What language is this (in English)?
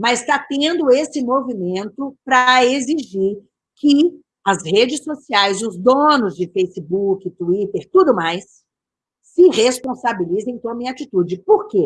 Portuguese